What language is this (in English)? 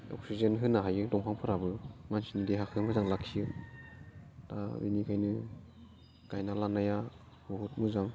Bodo